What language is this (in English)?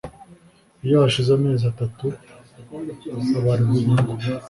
Kinyarwanda